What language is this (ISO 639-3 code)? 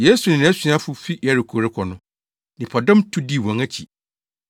aka